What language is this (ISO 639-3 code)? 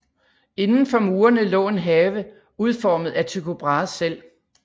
dan